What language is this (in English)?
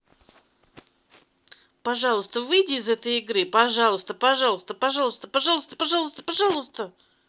Russian